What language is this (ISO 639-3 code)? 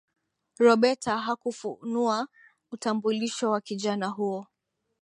swa